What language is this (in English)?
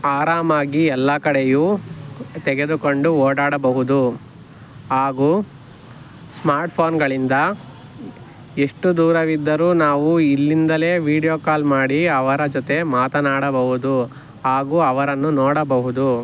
Kannada